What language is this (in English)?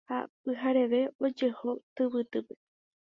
Guarani